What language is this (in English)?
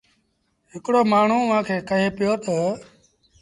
Sindhi Bhil